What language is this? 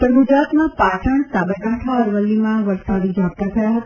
Gujarati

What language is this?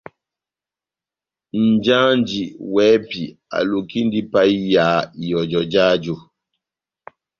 Batanga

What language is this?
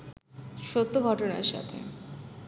Bangla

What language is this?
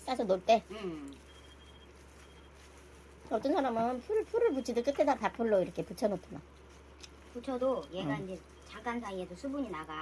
Korean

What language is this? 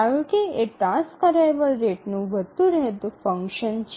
Gujarati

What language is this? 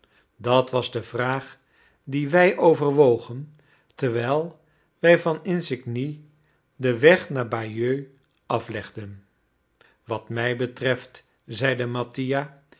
Dutch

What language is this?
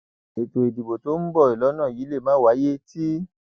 Yoruba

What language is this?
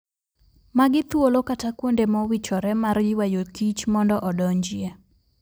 Luo (Kenya and Tanzania)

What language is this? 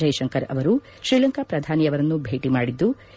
Kannada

